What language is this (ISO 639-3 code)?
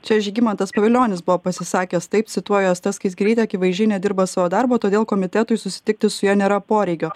lit